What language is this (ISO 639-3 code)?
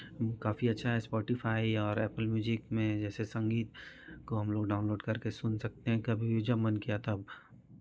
hin